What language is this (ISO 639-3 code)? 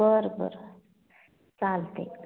mar